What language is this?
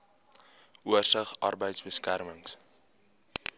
Afrikaans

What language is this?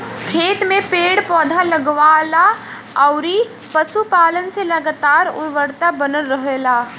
Bhojpuri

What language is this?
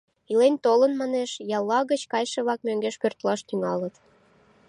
Mari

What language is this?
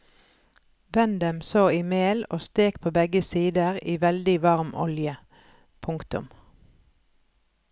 Norwegian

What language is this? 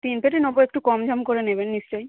Bangla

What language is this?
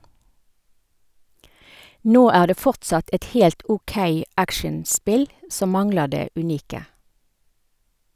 Norwegian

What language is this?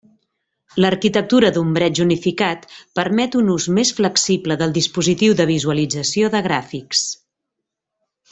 Catalan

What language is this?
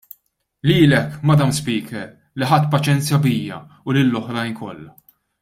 Maltese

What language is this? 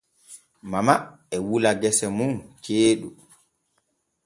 Borgu Fulfulde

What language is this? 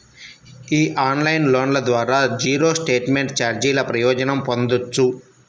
Telugu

